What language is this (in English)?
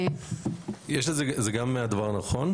Hebrew